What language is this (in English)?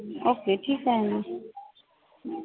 Marathi